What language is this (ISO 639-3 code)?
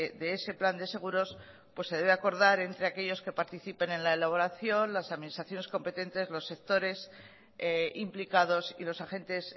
spa